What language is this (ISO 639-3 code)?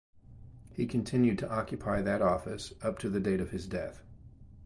eng